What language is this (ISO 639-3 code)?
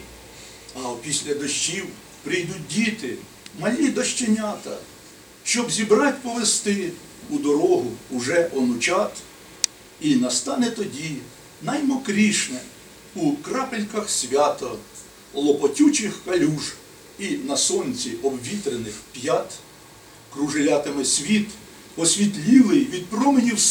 ukr